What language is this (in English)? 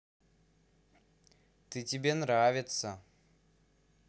Russian